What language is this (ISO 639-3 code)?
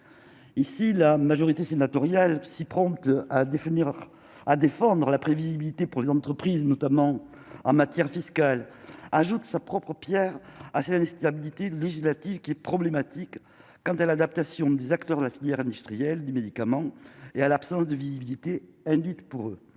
fra